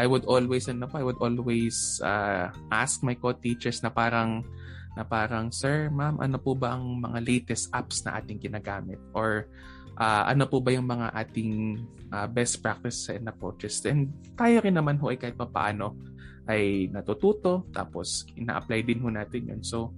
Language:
Filipino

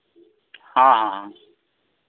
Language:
Santali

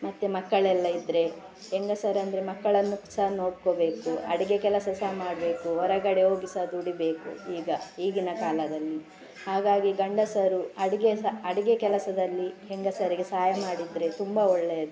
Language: Kannada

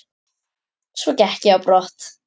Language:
Icelandic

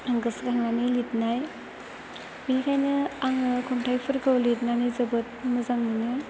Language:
Bodo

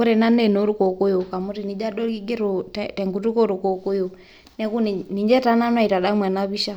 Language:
Masai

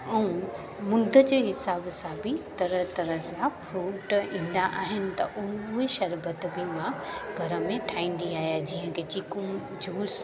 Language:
Sindhi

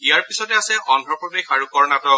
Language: Assamese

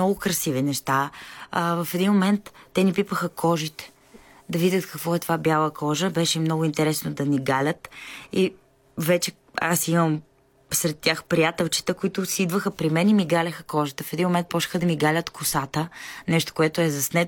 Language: Bulgarian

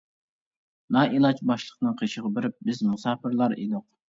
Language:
Uyghur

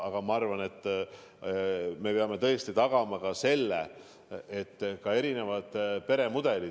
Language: Estonian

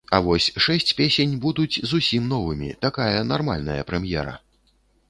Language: Belarusian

